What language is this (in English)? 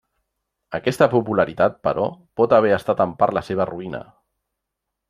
Catalan